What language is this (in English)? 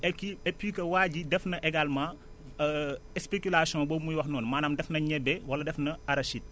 Wolof